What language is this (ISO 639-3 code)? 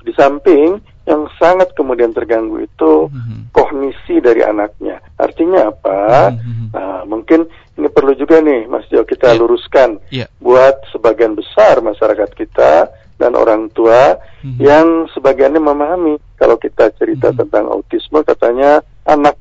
ind